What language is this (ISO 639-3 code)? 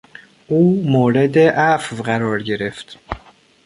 fas